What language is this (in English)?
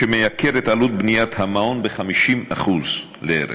Hebrew